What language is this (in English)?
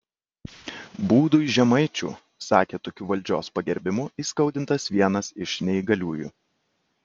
Lithuanian